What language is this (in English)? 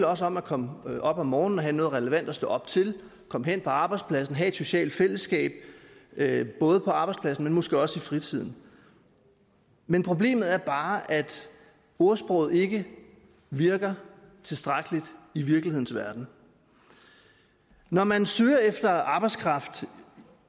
Danish